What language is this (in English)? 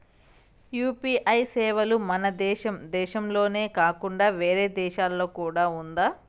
Telugu